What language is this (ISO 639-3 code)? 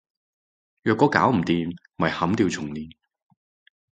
yue